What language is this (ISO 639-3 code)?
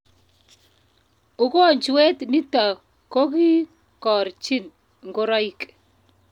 kln